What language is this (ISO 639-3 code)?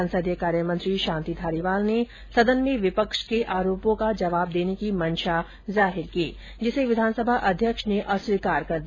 hin